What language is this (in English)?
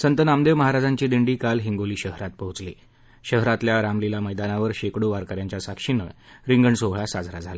Marathi